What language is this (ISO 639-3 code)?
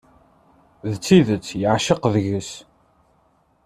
kab